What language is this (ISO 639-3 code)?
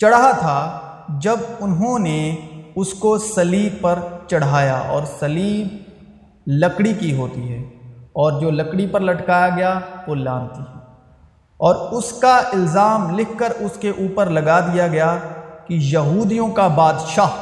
urd